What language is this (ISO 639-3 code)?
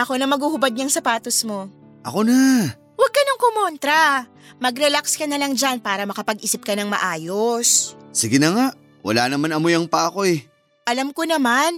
fil